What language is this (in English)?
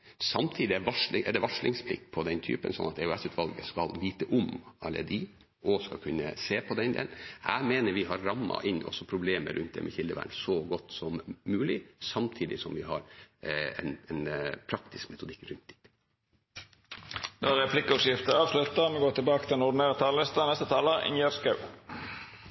Norwegian